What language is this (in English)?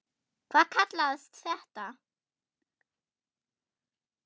Icelandic